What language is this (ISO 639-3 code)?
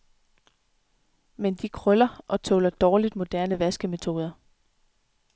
dan